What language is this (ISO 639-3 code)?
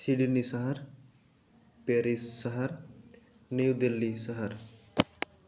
sat